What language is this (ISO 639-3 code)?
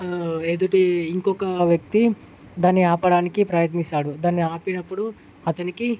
tel